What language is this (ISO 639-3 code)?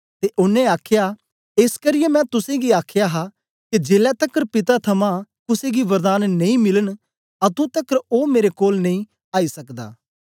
doi